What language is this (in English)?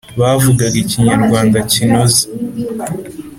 Kinyarwanda